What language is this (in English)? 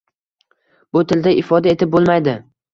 Uzbek